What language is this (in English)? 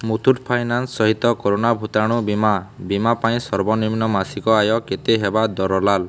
Odia